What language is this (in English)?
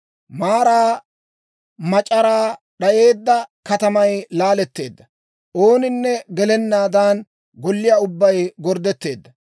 Dawro